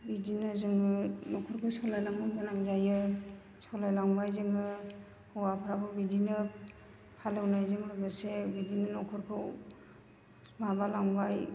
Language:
Bodo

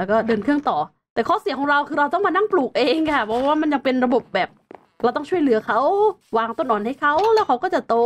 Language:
Thai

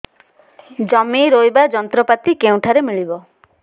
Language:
Odia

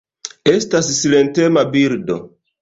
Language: Esperanto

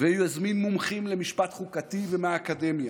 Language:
Hebrew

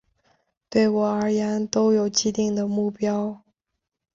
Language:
Chinese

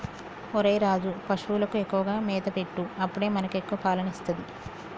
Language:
Telugu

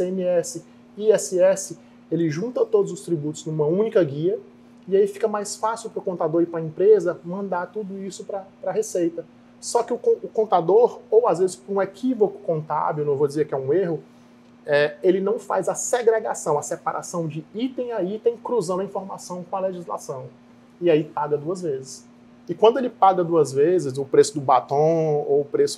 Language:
Portuguese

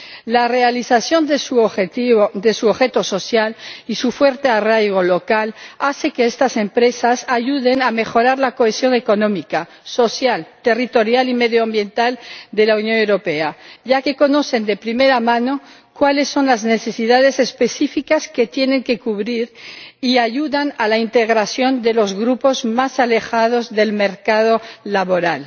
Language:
Spanish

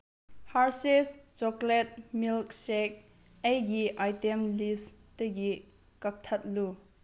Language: Manipuri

